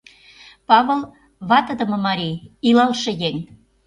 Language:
Mari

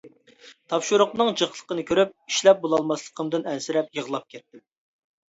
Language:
Uyghur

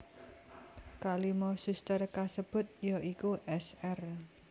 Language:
Javanese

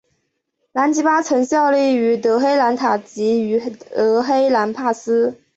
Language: Chinese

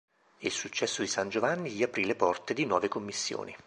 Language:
Italian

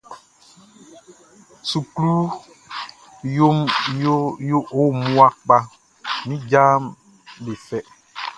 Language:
Baoulé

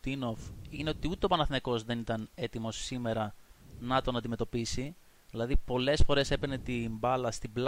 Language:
Greek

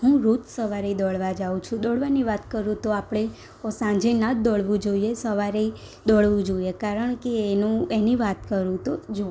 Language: Gujarati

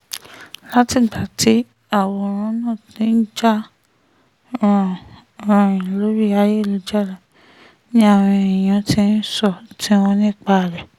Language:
Yoruba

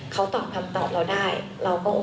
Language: Thai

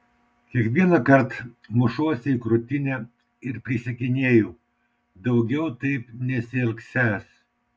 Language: Lithuanian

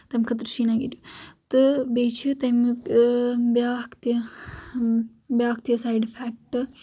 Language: Kashmiri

